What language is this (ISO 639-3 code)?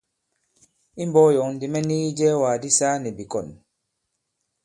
abb